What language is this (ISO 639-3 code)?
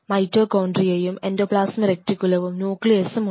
mal